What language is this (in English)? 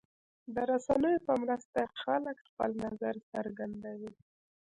Pashto